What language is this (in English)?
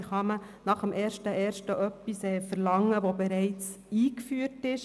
Swiss German